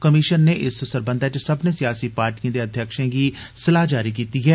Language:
Dogri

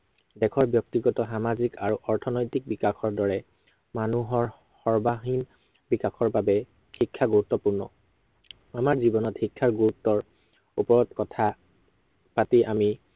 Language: Assamese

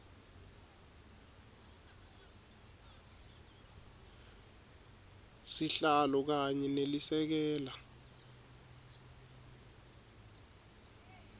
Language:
Swati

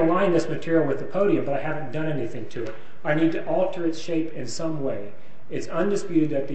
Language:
English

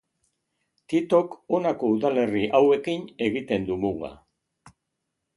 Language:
Basque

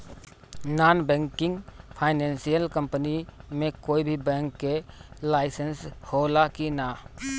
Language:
Bhojpuri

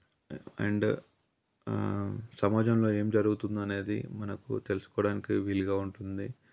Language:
Telugu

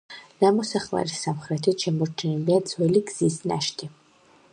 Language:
Georgian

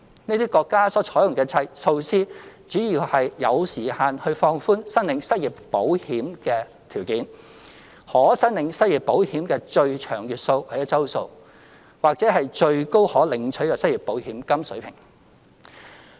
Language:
Cantonese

